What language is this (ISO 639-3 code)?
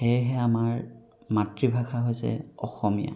asm